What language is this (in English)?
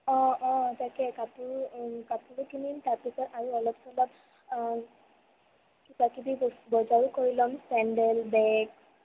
Assamese